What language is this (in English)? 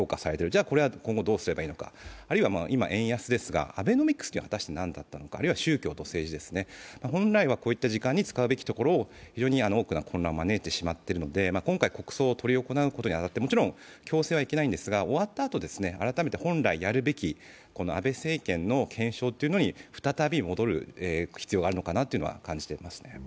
Japanese